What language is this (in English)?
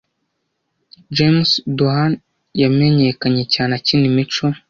Kinyarwanda